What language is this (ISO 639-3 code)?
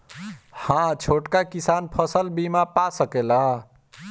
bho